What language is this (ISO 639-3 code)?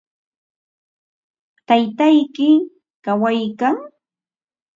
qva